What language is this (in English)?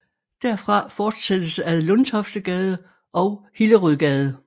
Danish